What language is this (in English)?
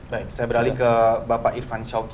Indonesian